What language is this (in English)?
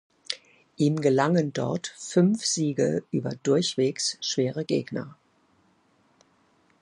German